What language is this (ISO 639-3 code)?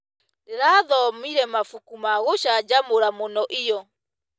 kik